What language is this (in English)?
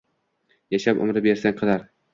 Uzbek